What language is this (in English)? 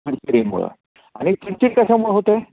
Marathi